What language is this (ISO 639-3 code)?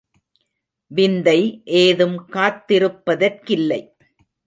tam